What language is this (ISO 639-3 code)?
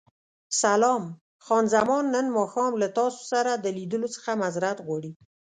pus